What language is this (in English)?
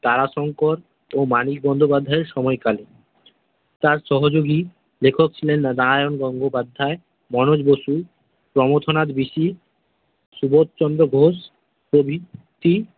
Bangla